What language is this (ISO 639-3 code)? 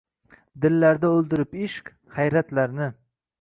uzb